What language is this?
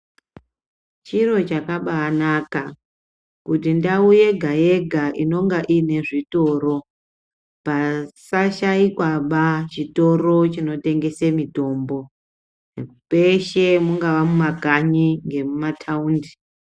Ndau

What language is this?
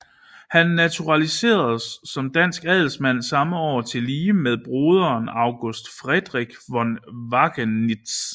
Danish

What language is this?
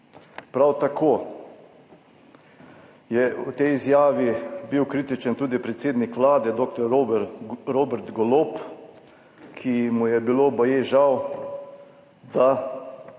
Slovenian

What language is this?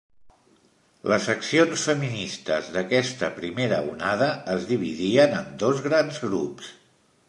Catalan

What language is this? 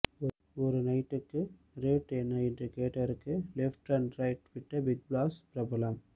Tamil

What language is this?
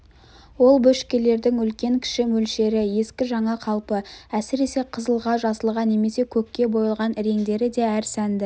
Kazakh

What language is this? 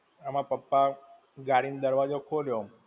Gujarati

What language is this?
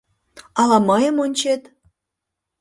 Mari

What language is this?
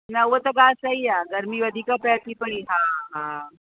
Sindhi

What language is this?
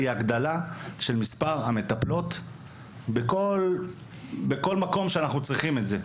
Hebrew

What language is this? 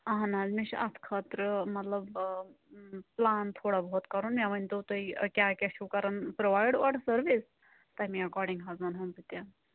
Kashmiri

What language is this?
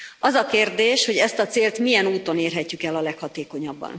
Hungarian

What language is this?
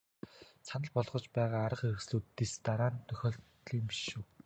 Mongolian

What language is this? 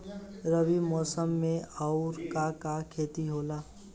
Bhojpuri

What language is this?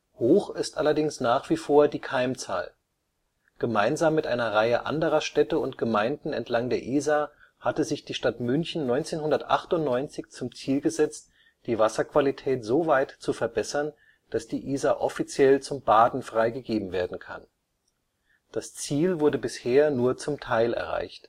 German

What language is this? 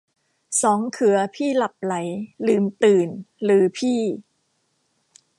Thai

